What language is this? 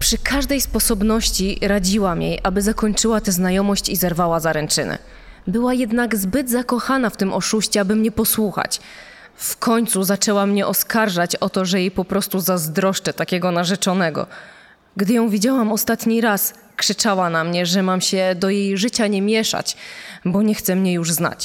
Polish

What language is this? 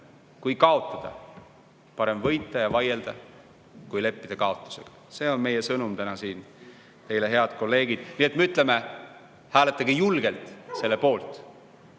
Estonian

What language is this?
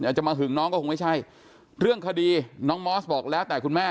Thai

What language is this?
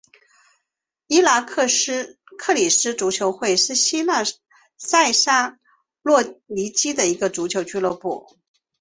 Chinese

